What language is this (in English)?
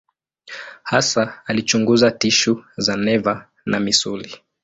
Swahili